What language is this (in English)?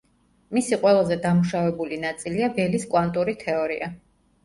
Georgian